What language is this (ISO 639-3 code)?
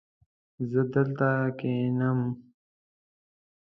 pus